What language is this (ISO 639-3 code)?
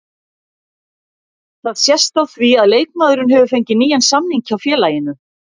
isl